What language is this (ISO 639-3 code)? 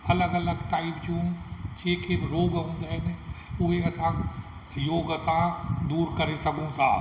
snd